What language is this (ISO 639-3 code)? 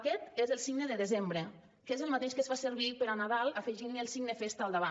cat